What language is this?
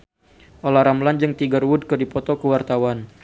Sundanese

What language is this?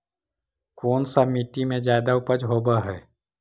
Magahi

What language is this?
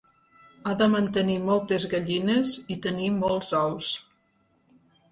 Catalan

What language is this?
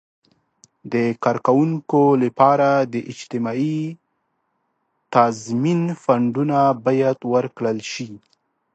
Pashto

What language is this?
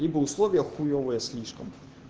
Russian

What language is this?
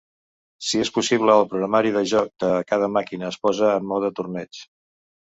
Catalan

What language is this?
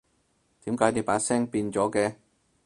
Cantonese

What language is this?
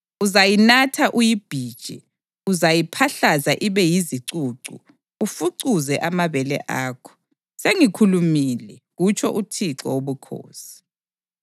North Ndebele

